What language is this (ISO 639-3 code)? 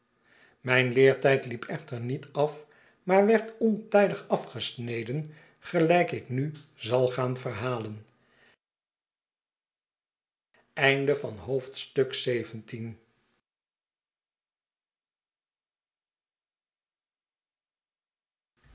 nld